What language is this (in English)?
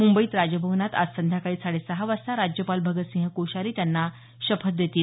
Marathi